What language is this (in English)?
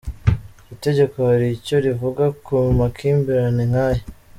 Kinyarwanda